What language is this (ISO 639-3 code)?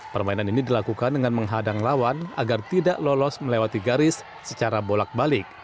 ind